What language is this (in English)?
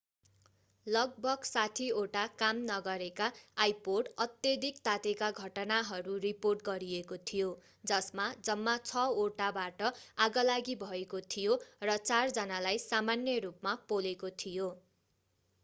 Nepali